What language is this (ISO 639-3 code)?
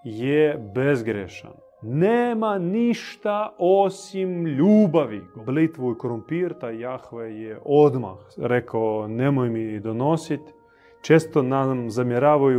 hrv